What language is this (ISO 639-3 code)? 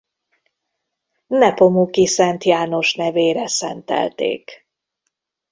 hun